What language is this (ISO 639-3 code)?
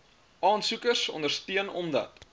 afr